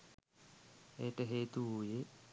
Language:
Sinhala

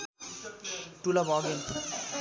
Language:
Nepali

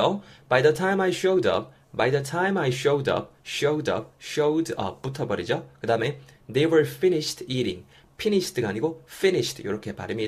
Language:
Korean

